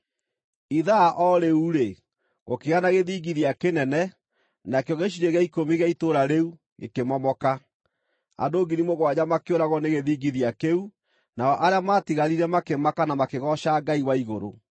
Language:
Kikuyu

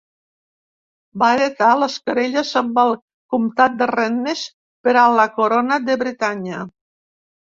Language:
Catalan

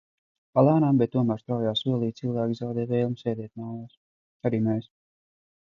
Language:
Latvian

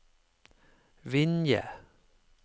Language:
Norwegian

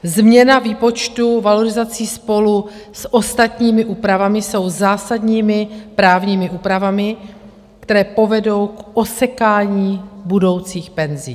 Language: Czech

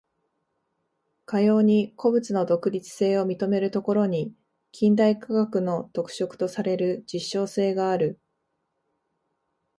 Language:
Japanese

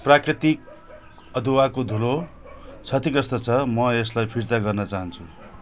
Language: Nepali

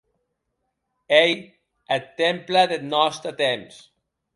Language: Occitan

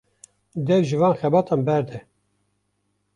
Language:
Kurdish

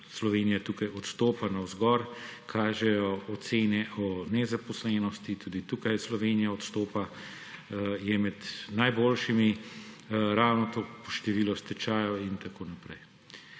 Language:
Slovenian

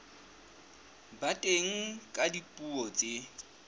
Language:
Southern Sotho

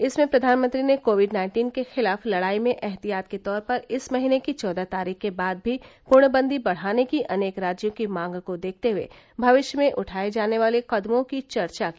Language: Hindi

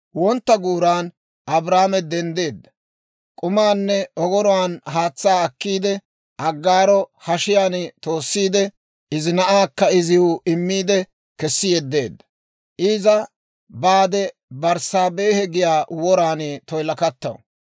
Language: Dawro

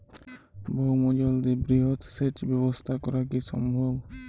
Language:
Bangla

